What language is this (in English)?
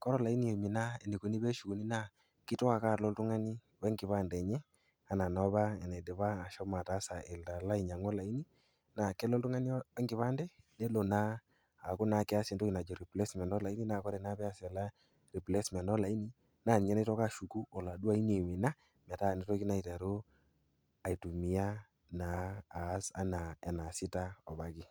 Masai